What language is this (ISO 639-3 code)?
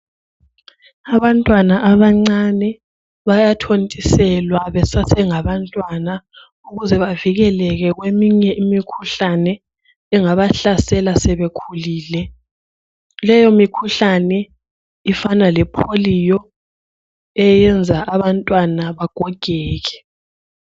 nde